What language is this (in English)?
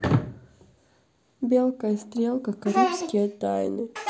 Russian